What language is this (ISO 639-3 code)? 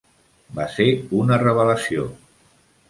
cat